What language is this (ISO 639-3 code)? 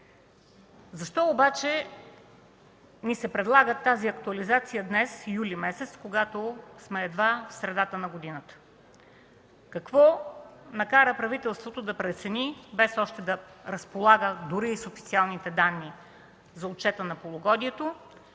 bul